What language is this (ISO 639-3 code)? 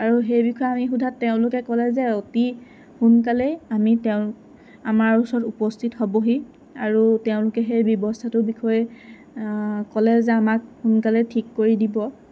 asm